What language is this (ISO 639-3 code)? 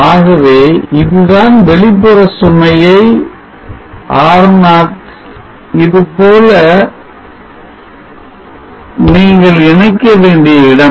tam